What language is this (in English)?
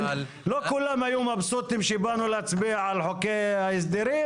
Hebrew